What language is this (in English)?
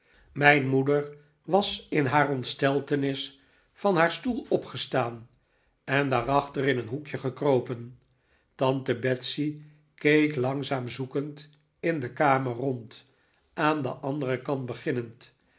Dutch